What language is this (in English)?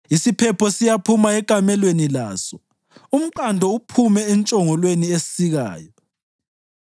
North Ndebele